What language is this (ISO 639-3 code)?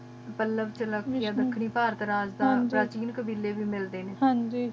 pan